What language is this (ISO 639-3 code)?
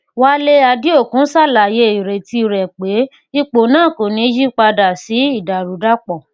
yor